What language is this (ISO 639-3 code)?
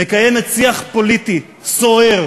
heb